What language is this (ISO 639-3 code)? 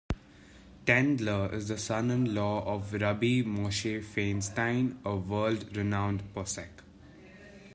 eng